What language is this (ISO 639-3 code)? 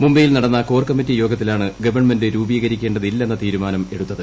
mal